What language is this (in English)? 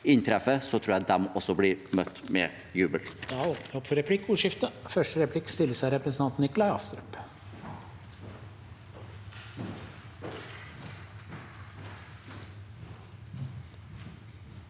Norwegian